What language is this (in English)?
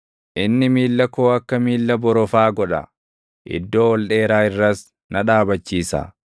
Oromo